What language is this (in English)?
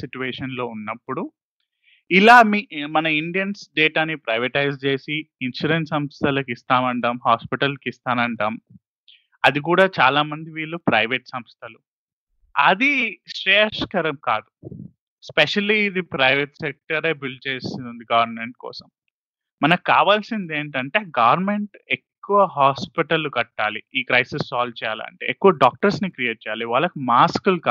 Telugu